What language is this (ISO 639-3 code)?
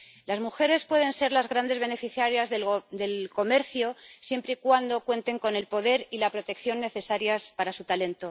spa